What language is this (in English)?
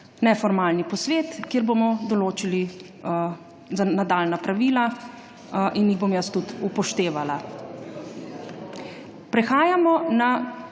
Slovenian